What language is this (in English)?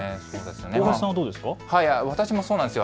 Japanese